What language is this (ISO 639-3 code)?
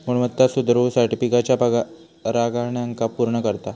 mar